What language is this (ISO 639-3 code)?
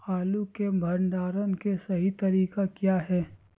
mag